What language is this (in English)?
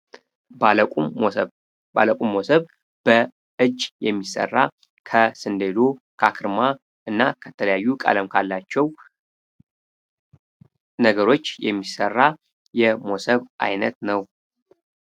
Amharic